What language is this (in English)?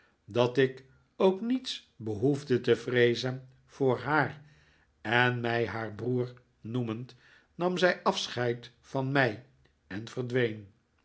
Dutch